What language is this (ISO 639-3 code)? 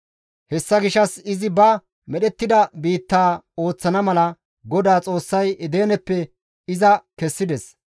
gmv